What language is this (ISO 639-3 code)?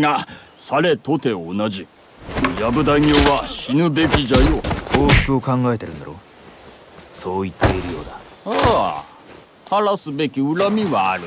jpn